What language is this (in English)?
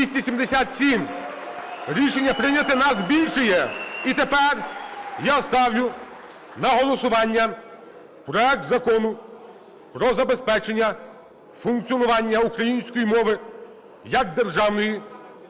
Ukrainian